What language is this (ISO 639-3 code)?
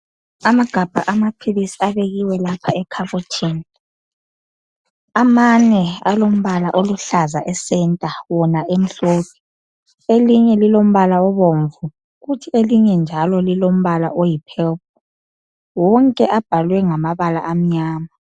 nde